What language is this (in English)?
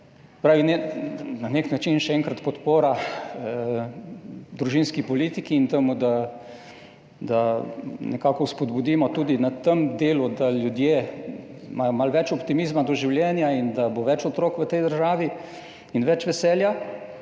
Slovenian